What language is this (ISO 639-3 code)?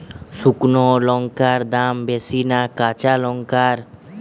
ben